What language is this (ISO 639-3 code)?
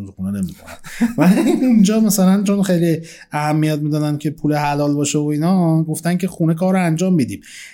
fas